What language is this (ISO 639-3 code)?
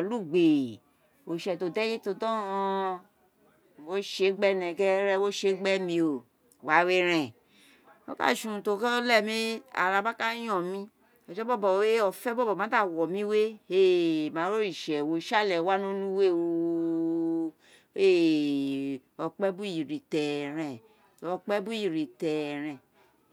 its